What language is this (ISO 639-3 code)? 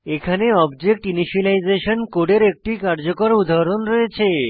ben